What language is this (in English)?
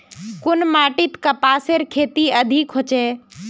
Magahi